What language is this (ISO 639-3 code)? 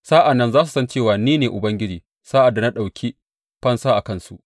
hau